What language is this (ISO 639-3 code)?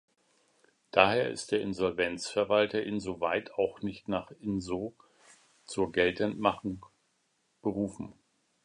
deu